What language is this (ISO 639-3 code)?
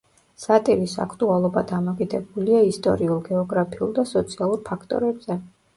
kat